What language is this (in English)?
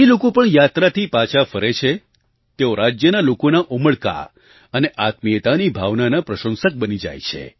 Gujarati